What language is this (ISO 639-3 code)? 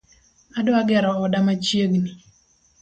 luo